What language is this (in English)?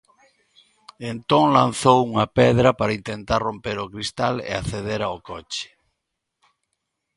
Galician